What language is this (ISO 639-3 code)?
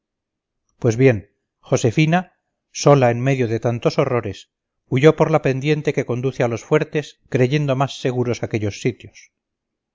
spa